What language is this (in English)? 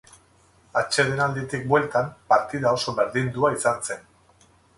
Basque